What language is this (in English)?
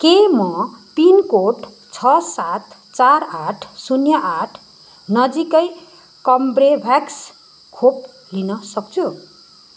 Nepali